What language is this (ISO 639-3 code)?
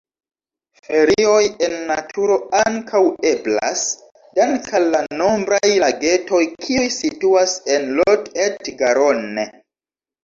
epo